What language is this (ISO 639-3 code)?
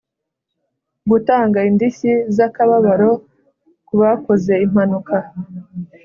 kin